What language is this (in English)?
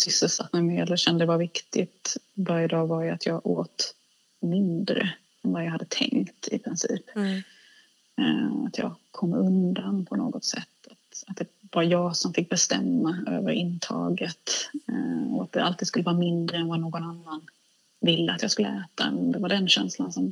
Swedish